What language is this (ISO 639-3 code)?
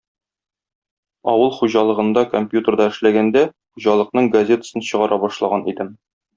tat